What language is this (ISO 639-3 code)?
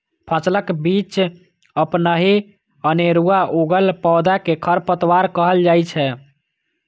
mai